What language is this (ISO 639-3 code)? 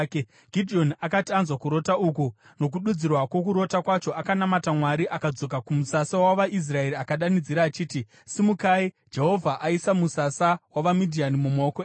sna